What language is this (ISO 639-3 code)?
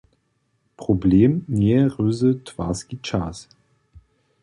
hsb